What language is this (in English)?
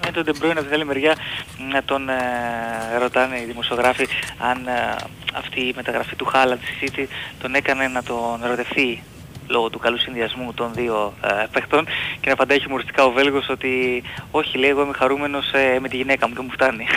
Greek